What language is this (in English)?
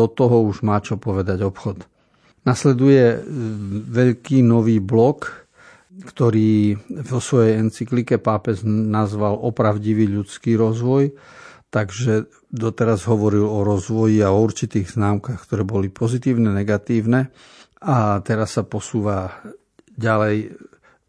Slovak